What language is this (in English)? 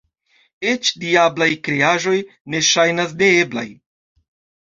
Esperanto